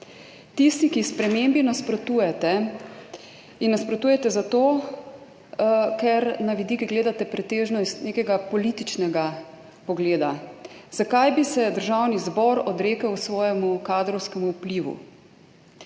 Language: Slovenian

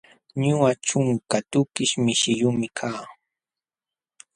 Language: Jauja Wanca Quechua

